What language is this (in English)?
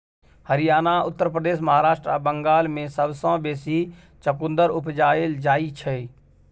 Maithili